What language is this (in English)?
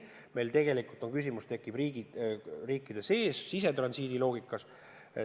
Estonian